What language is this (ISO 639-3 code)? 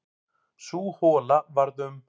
isl